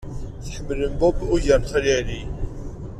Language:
Kabyle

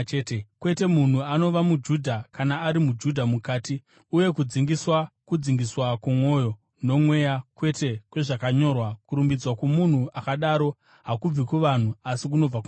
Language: Shona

